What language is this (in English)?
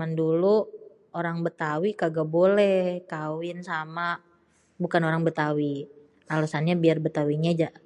Betawi